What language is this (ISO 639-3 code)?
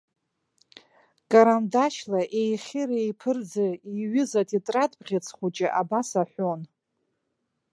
abk